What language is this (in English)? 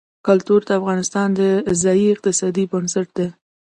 Pashto